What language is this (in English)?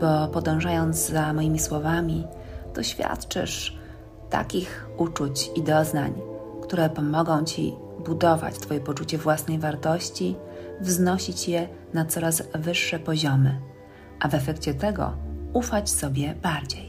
Polish